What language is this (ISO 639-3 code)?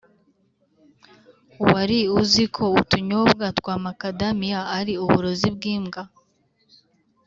kin